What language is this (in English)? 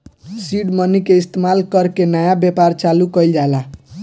Bhojpuri